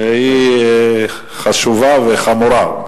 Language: Hebrew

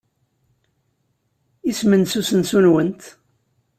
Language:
Kabyle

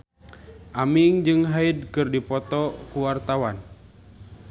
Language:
Sundanese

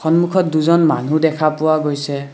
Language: Assamese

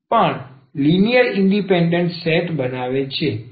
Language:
Gujarati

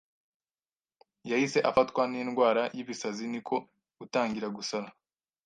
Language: Kinyarwanda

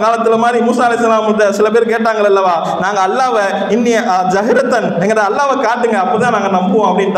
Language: Arabic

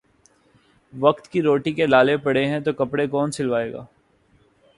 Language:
Urdu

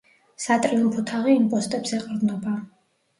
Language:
Georgian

